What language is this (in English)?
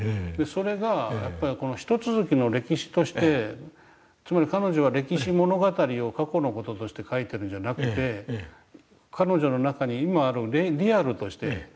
Japanese